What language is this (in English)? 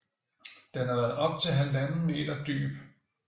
Danish